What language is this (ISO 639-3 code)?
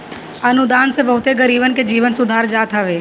bho